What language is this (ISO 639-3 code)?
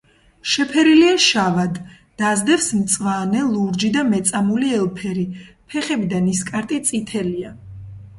kat